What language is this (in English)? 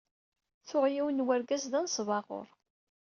Kabyle